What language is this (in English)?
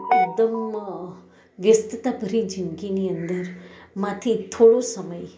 Gujarati